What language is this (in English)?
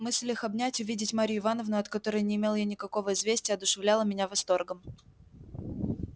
Russian